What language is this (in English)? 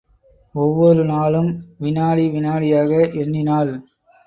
Tamil